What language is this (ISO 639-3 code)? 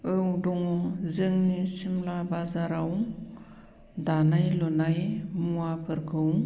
brx